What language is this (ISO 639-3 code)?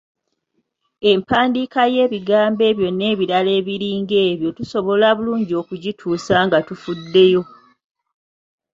lug